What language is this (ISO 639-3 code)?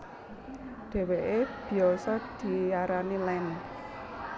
jav